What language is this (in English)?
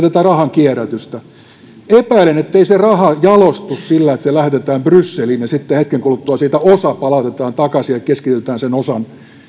Finnish